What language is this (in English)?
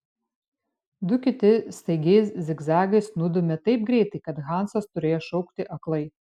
Lithuanian